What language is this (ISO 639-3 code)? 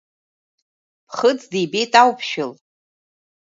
abk